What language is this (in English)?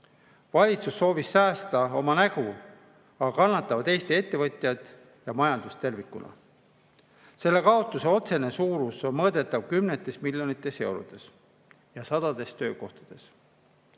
Estonian